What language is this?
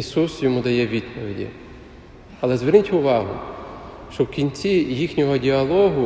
Ukrainian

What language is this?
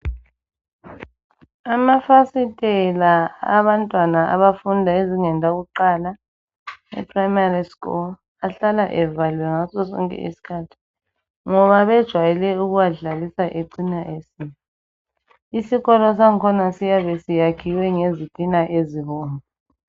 North Ndebele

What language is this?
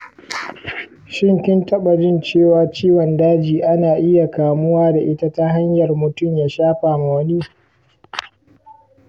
Hausa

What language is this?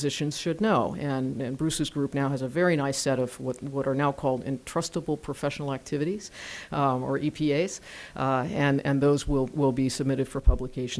English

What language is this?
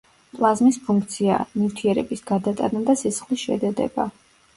Georgian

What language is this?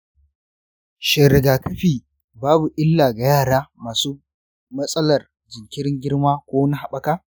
Hausa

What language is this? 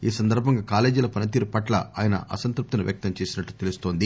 Telugu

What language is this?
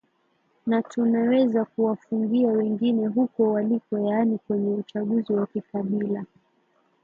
Swahili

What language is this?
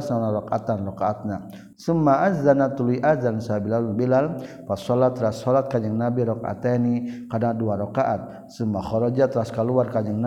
Malay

